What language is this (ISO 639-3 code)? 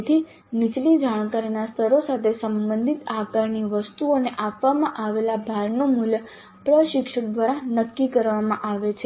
guj